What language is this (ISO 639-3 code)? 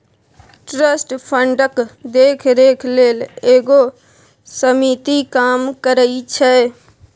mai